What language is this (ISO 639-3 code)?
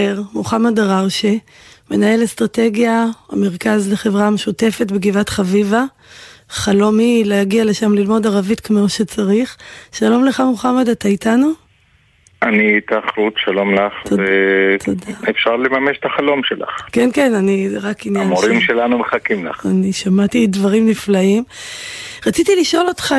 heb